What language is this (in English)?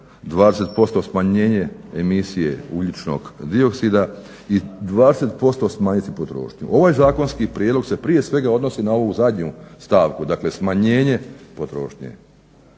Croatian